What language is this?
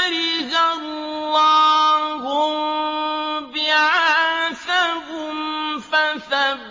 Arabic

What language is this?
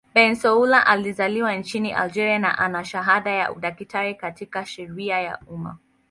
Swahili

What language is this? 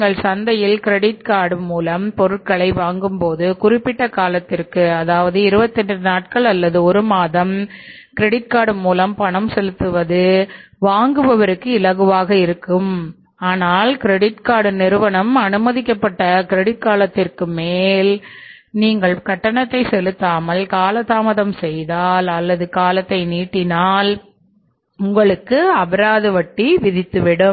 Tamil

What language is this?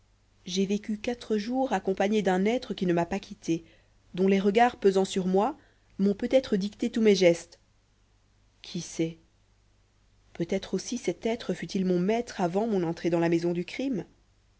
French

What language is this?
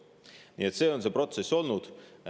Estonian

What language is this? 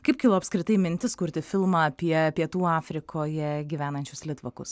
Lithuanian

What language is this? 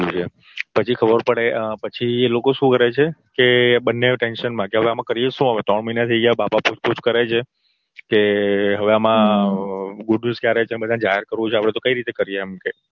Gujarati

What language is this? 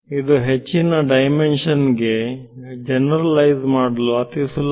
Kannada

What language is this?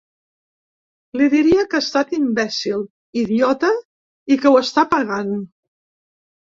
Catalan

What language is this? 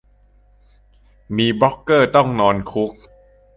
Thai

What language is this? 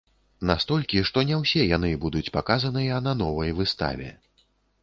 Belarusian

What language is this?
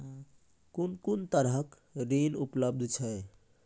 Maithili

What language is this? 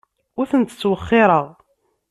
Kabyle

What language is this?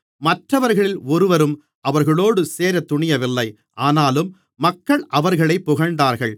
Tamil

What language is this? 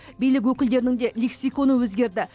Kazakh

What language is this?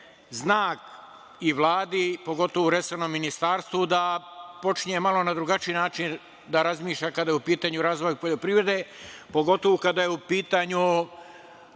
Serbian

